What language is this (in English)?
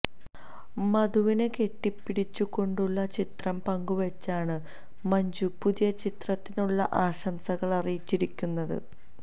Malayalam